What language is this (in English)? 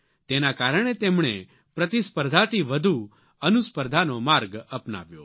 Gujarati